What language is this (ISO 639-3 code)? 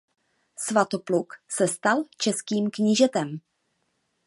ces